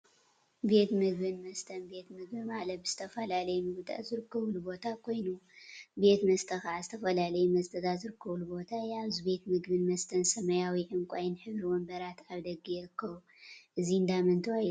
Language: Tigrinya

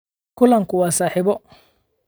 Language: Somali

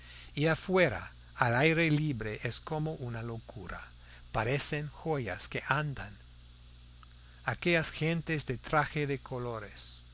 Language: Spanish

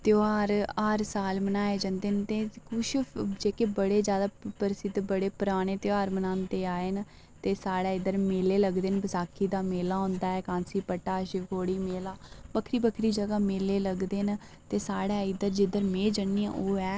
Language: Dogri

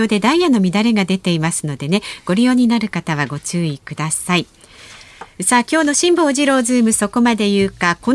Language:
Japanese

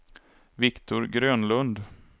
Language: Swedish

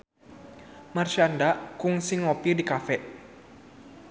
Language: Sundanese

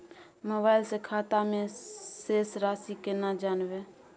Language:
Maithili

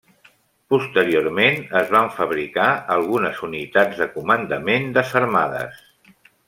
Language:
Catalan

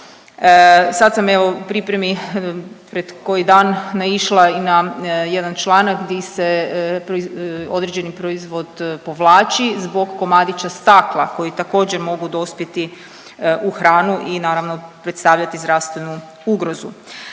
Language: Croatian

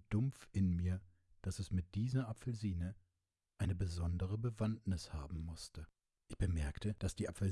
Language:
German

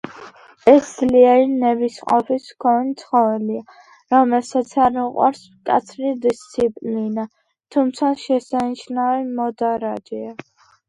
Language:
Georgian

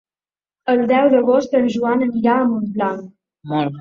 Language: Catalan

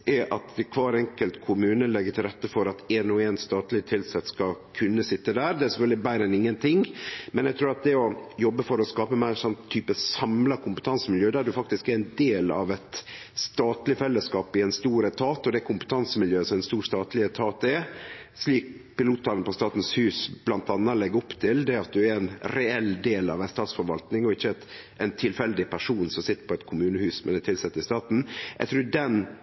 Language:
Norwegian Nynorsk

